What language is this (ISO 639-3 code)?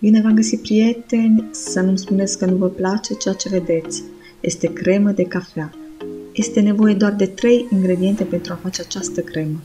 ron